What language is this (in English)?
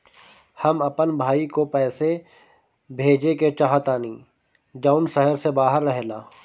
Bhojpuri